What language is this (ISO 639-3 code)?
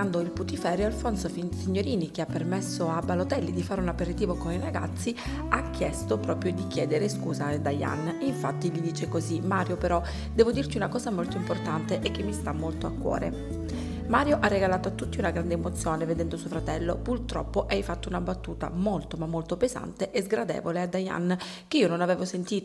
ita